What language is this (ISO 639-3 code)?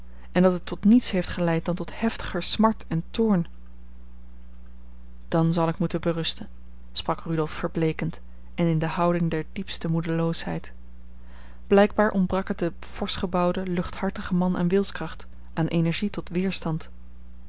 nld